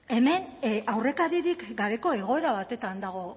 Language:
Basque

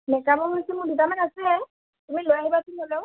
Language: Assamese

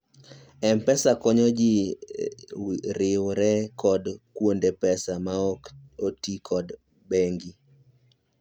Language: Luo (Kenya and Tanzania)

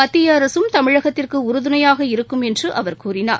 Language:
Tamil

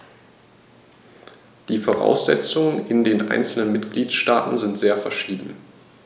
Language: German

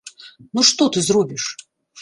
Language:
Belarusian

